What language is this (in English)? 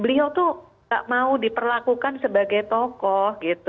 Indonesian